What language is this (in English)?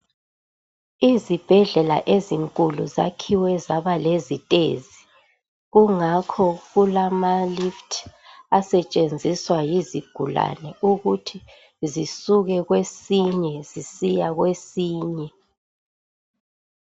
North Ndebele